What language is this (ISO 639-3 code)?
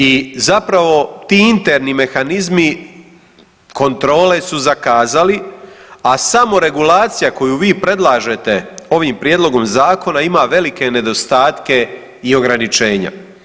hrv